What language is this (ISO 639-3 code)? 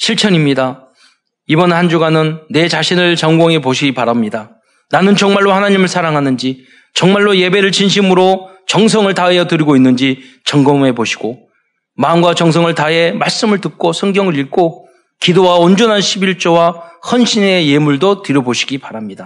kor